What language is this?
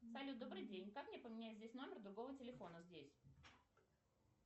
Russian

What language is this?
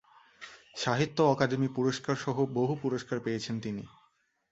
Bangla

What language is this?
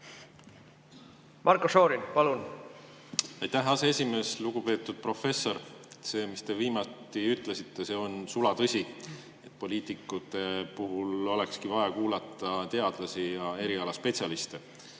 Estonian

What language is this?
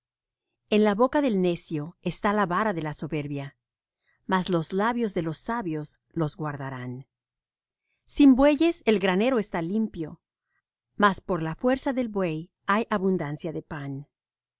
Spanish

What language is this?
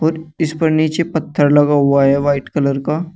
Hindi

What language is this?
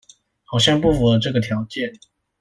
Chinese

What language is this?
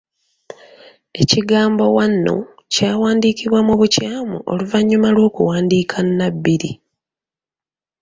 Ganda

